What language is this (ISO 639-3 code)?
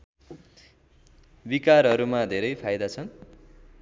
nep